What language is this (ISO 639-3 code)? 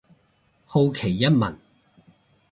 yue